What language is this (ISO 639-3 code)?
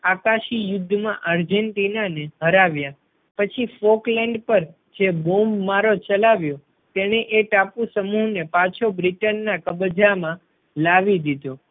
guj